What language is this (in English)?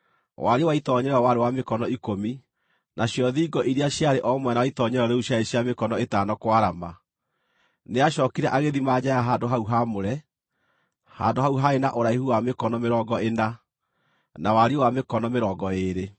Kikuyu